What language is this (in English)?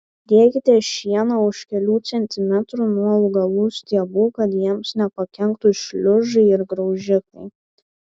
Lithuanian